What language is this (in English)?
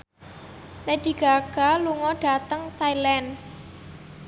Javanese